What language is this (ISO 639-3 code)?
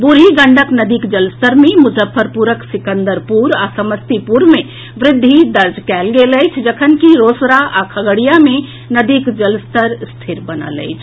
mai